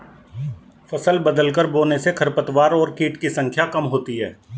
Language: Hindi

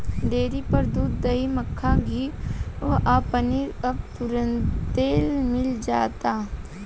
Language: Bhojpuri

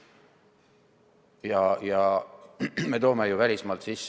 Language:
Estonian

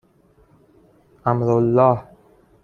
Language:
Persian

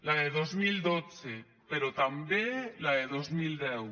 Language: Catalan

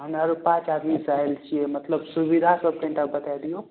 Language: Maithili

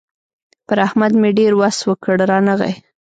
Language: Pashto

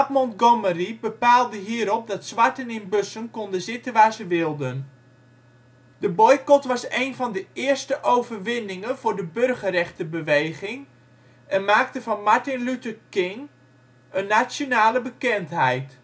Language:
Dutch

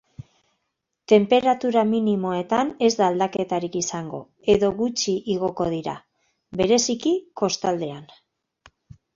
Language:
Basque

